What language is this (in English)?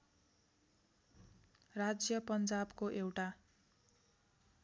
Nepali